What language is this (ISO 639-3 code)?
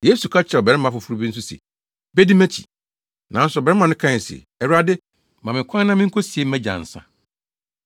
aka